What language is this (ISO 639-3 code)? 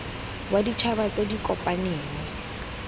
tsn